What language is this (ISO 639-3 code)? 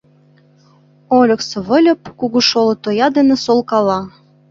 chm